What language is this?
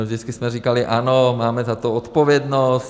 Czech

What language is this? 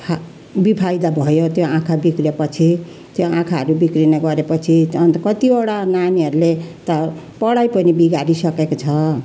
Nepali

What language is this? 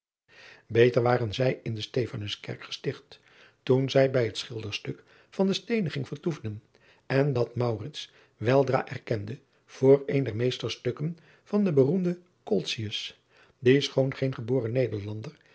Dutch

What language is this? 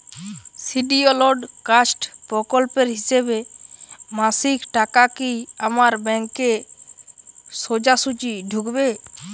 Bangla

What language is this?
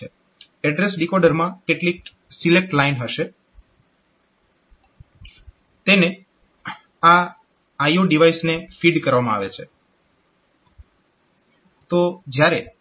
Gujarati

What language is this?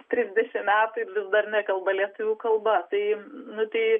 Lithuanian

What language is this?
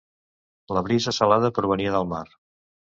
Catalan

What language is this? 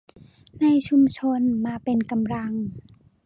Thai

